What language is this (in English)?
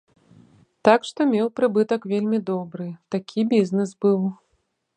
Belarusian